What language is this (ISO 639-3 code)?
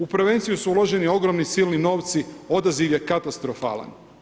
hrv